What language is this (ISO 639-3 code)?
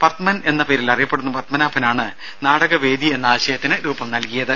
mal